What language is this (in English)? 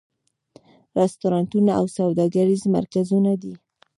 Pashto